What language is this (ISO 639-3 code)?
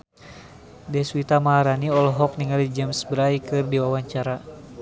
sun